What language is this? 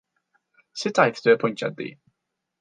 Welsh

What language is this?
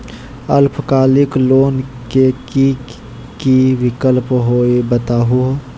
Magahi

